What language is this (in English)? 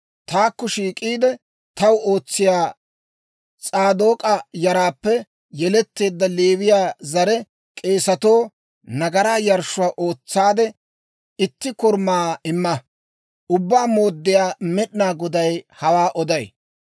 Dawro